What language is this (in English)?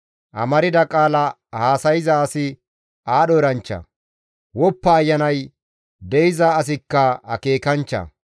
Gamo